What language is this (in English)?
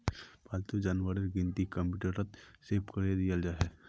Magahi